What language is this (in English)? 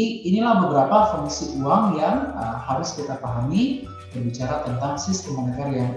Indonesian